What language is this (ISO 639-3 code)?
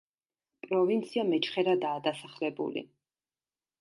kat